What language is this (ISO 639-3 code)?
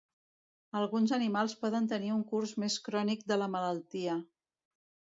cat